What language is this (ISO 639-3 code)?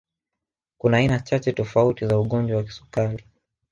swa